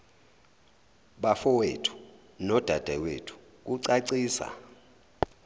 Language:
Zulu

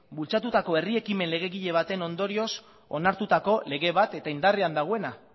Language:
Basque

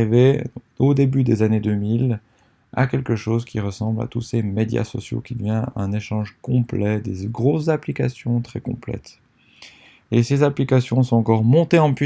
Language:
French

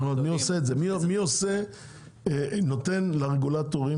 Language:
Hebrew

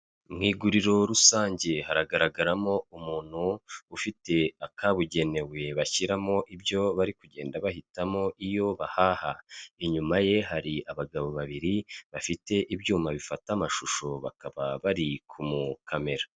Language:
Kinyarwanda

